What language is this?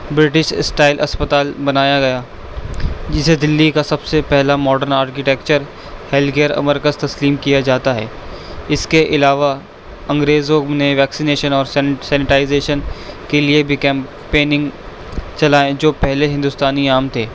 Urdu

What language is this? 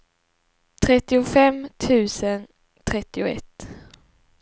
Swedish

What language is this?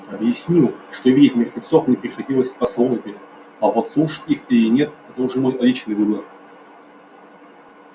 Russian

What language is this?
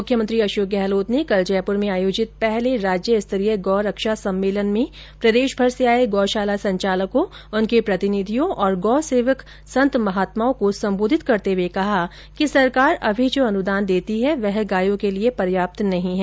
Hindi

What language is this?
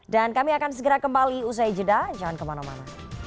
Indonesian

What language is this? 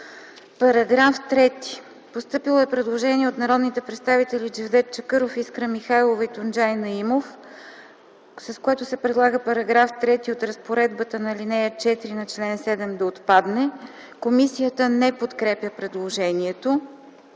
Bulgarian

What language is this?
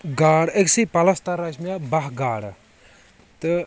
Kashmiri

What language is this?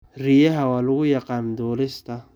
Somali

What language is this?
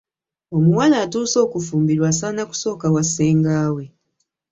Ganda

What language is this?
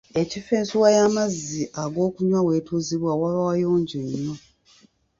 Ganda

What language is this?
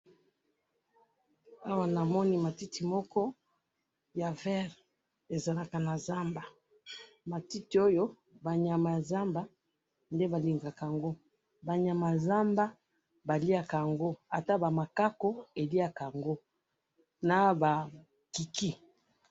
Lingala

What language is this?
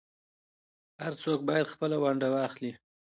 Pashto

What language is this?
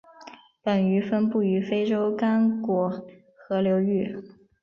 Chinese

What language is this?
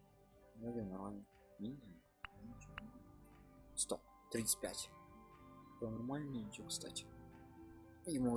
Russian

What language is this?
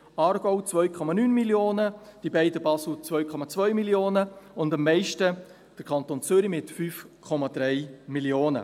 Swiss German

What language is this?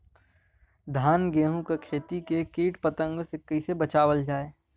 Bhojpuri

